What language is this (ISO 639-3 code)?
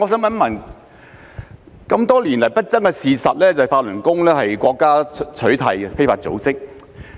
yue